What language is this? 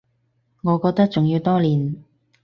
Cantonese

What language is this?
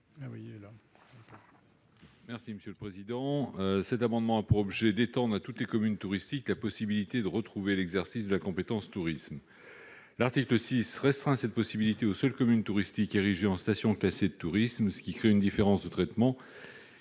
French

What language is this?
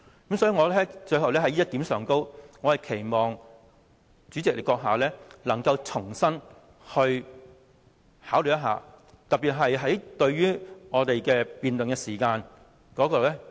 Cantonese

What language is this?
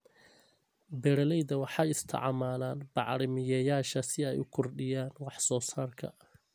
Somali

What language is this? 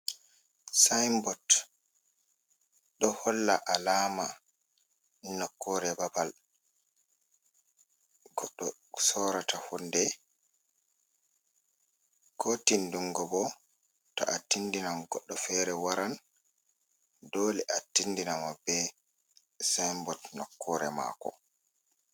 Fula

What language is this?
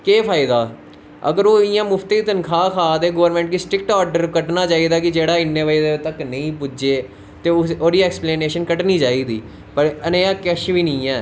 Dogri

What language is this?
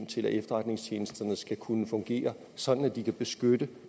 Danish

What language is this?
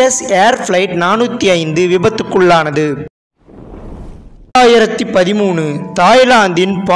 Arabic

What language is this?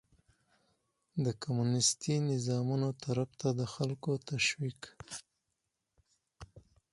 Pashto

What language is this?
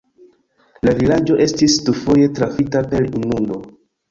Esperanto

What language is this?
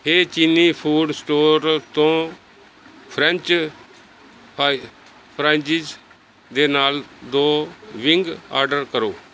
Punjabi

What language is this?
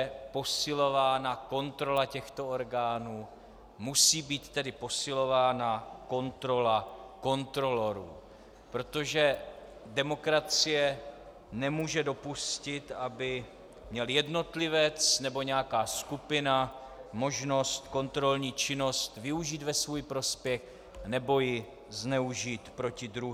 Czech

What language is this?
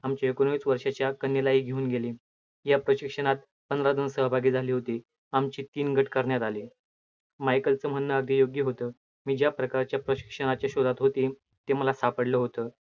Marathi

